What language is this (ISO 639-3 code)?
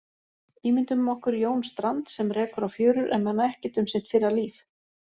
isl